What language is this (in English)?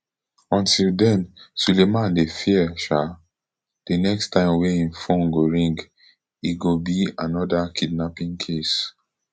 Nigerian Pidgin